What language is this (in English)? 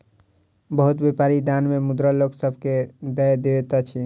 Maithili